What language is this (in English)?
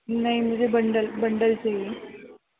Urdu